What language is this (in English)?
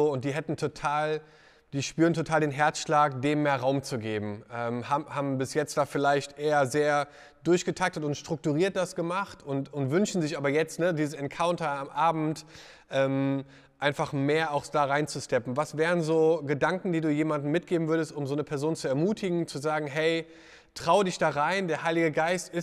German